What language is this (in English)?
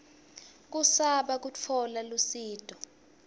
Swati